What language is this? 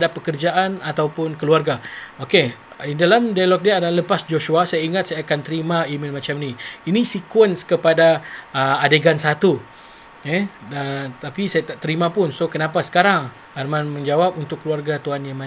Malay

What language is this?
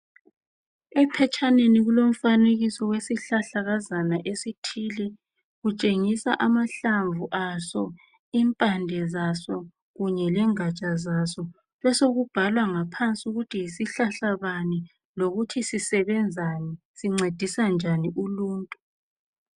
North Ndebele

